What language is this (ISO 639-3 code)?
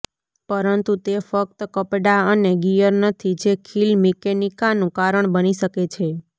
guj